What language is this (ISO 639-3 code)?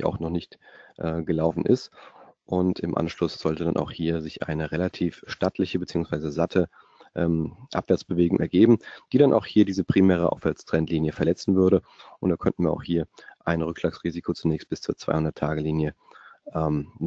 deu